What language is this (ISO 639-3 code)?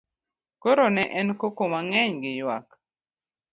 luo